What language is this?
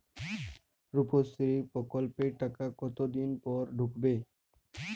Bangla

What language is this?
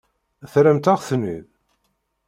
Kabyle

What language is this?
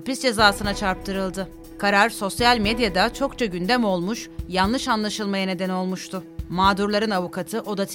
Turkish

